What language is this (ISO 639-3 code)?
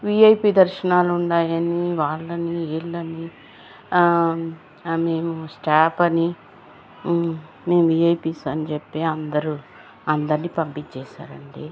tel